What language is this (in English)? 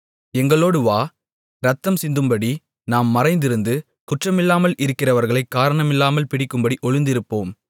Tamil